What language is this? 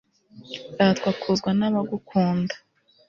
Kinyarwanda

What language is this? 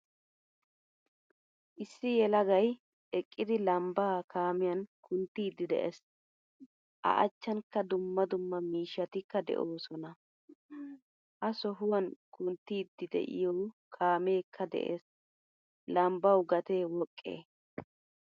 Wolaytta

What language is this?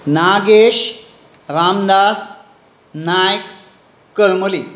Konkani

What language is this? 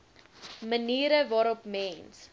Afrikaans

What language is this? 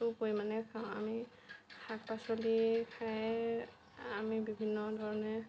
Assamese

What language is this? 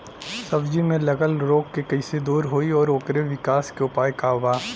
Bhojpuri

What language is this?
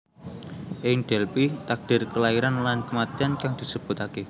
Javanese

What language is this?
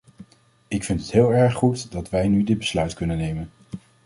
Dutch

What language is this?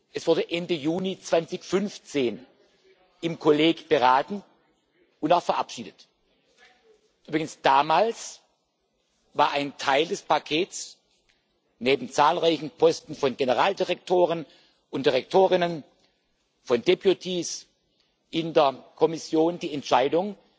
German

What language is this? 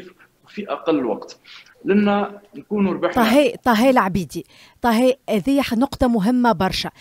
Arabic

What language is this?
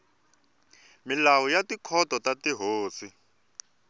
Tsonga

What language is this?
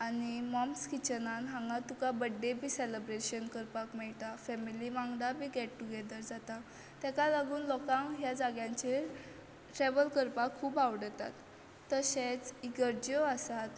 Konkani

